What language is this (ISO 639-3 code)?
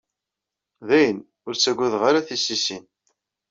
kab